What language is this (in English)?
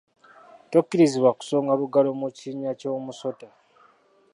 Ganda